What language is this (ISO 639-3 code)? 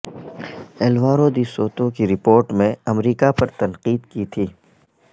urd